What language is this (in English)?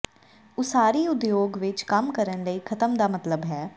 Punjabi